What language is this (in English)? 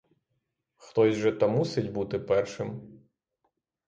Ukrainian